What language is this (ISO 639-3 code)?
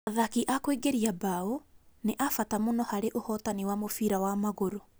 kik